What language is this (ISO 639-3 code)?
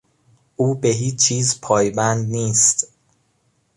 fas